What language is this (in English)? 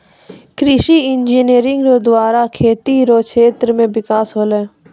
Maithili